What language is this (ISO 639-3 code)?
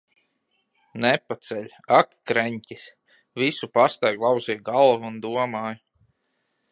lav